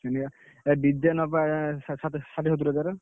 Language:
Odia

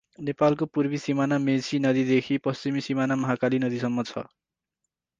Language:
Nepali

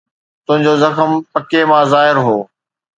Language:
Sindhi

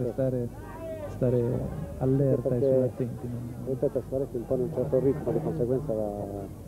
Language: Italian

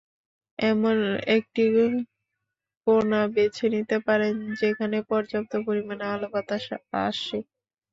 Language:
Bangla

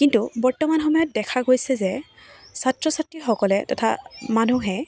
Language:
Assamese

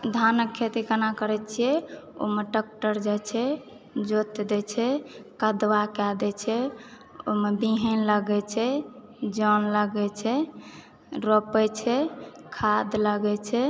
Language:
Maithili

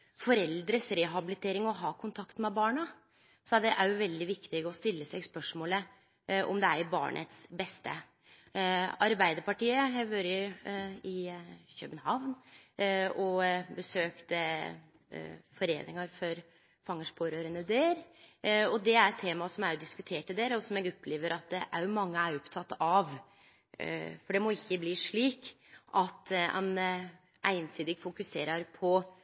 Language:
Norwegian Nynorsk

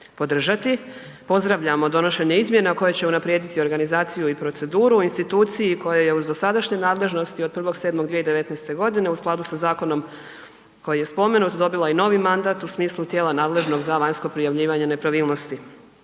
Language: Croatian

